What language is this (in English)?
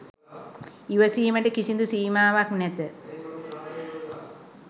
Sinhala